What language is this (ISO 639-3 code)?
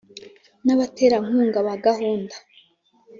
kin